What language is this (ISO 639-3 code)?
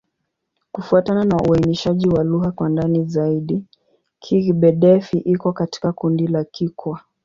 swa